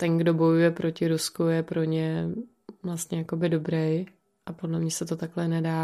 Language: Czech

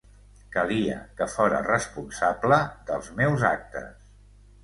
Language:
Catalan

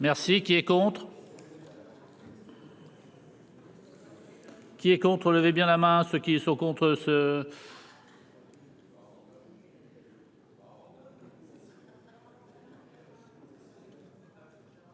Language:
French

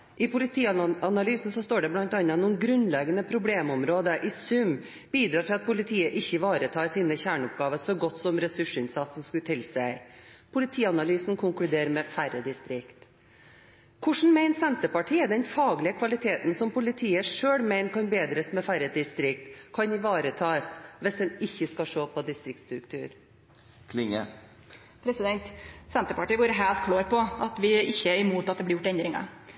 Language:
Norwegian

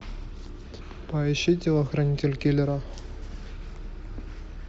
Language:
Russian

